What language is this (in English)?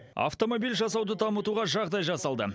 Kazakh